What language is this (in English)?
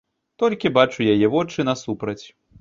Belarusian